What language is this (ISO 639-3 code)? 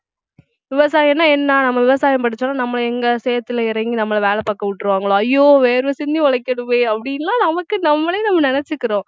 tam